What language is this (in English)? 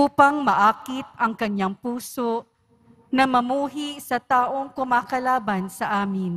Filipino